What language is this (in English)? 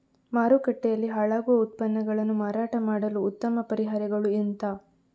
Kannada